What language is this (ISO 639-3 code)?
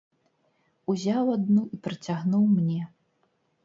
bel